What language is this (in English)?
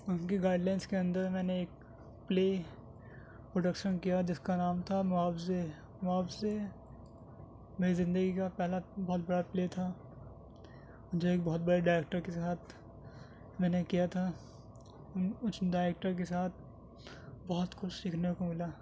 Urdu